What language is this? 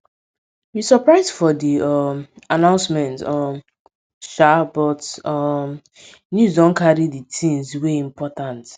Nigerian Pidgin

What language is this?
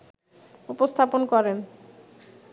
Bangla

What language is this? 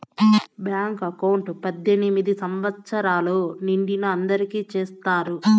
Telugu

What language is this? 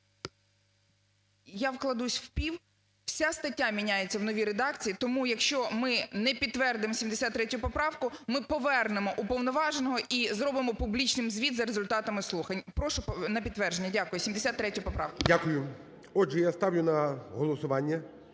Ukrainian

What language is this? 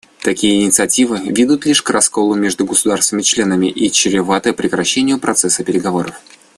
Russian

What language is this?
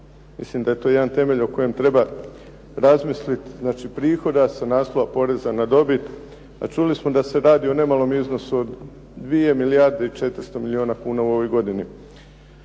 Croatian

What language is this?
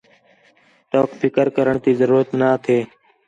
Khetrani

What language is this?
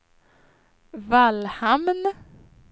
Swedish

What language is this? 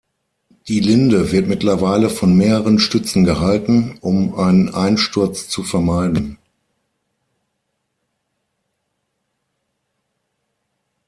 German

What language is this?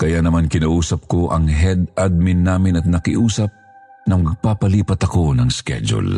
Filipino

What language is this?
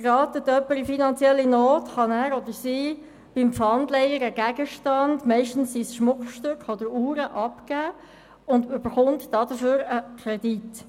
Swiss German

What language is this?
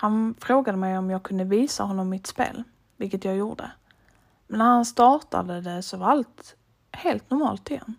Swedish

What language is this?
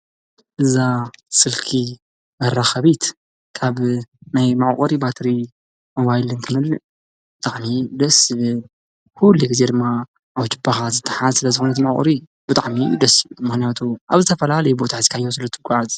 Tigrinya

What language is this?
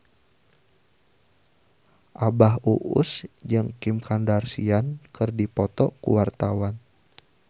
Sundanese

